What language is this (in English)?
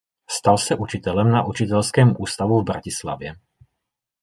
Czech